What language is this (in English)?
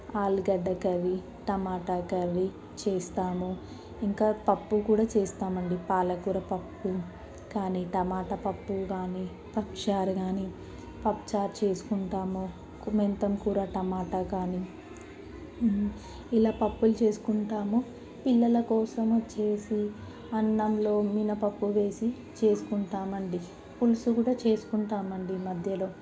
Telugu